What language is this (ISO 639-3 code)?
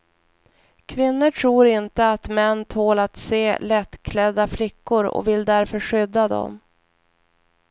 swe